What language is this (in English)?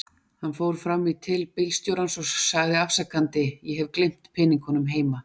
Icelandic